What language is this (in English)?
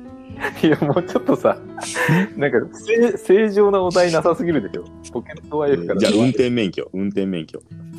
Japanese